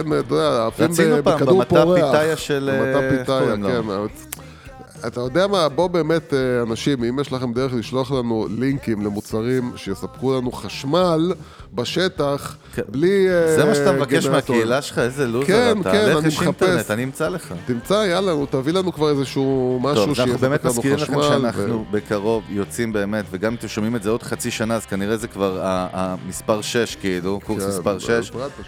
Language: Hebrew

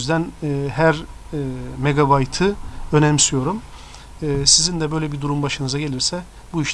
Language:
Turkish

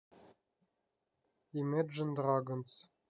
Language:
Russian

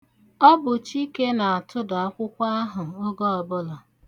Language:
Igbo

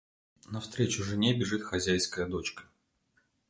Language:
Russian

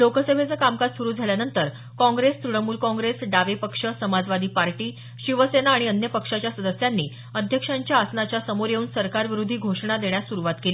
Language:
Marathi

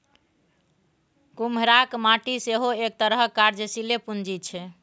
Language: Maithili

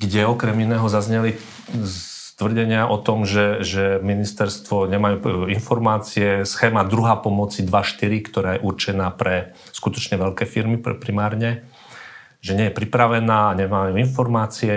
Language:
Slovak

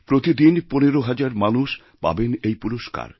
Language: Bangla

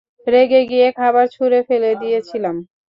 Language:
Bangla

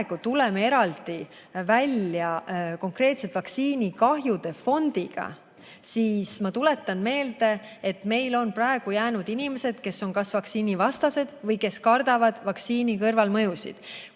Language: Estonian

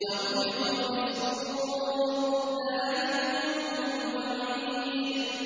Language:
Arabic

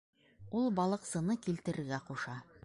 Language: Bashkir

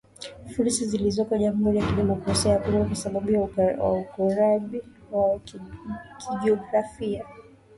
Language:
Swahili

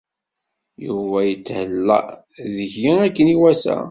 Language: Kabyle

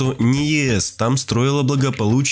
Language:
Russian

